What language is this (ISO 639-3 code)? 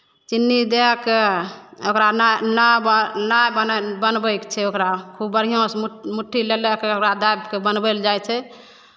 mai